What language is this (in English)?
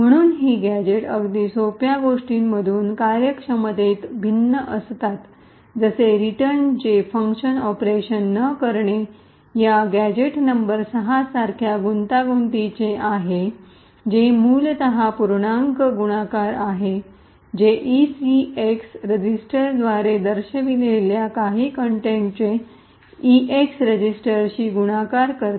Marathi